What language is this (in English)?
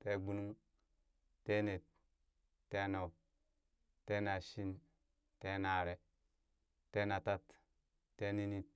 Burak